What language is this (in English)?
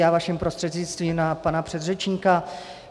Czech